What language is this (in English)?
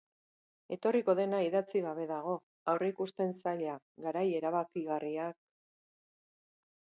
Basque